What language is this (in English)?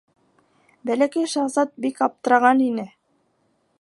Bashkir